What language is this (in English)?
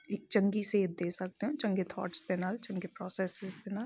Punjabi